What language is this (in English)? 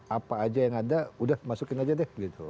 Indonesian